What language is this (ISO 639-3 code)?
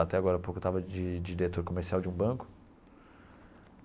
por